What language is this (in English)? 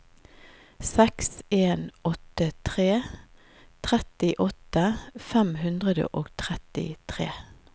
Norwegian